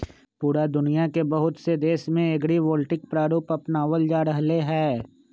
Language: Magahi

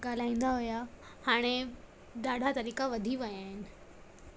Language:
Sindhi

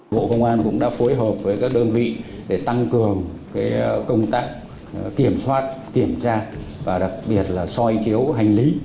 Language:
Vietnamese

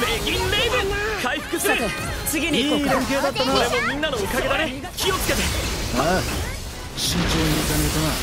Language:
Japanese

